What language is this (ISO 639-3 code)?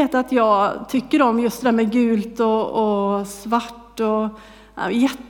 swe